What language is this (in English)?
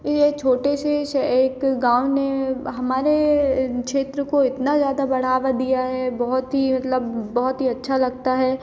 Hindi